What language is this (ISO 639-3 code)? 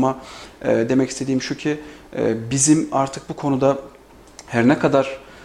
tur